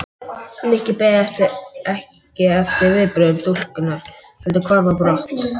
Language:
Icelandic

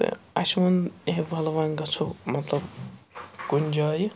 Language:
Kashmiri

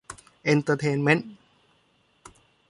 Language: Thai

